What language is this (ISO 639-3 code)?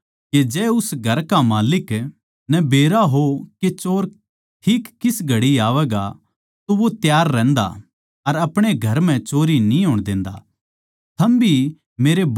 bgc